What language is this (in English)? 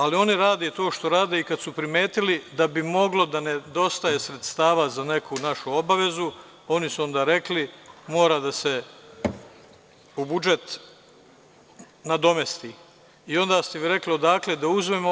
Serbian